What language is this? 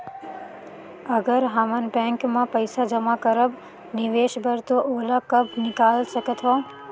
Chhattisgarhi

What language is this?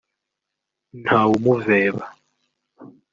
Kinyarwanda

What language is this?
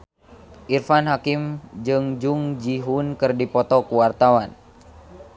Sundanese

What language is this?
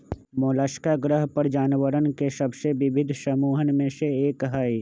Magahi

